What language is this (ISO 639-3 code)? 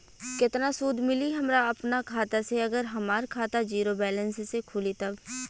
bho